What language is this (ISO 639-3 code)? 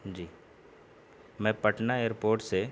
urd